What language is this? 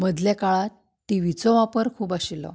Konkani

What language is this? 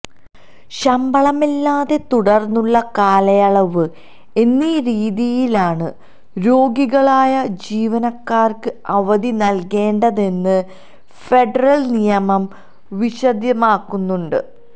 Malayalam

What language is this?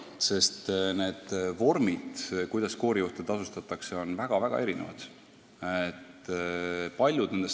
Estonian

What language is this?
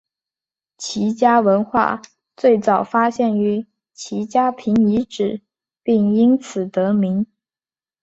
Chinese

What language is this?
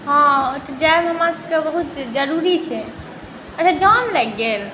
Maithili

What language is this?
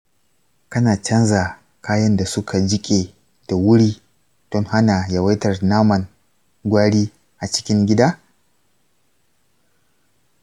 Hausa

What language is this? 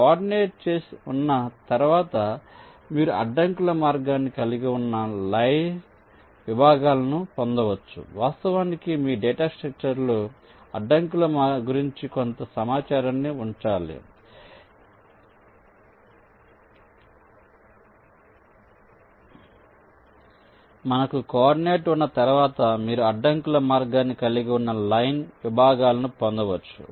Telugu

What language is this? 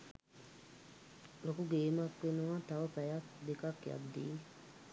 Sinhala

